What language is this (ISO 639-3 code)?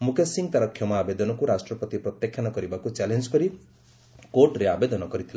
ori